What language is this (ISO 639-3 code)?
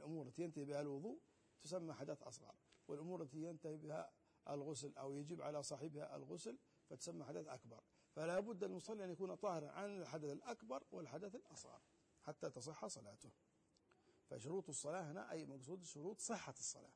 ara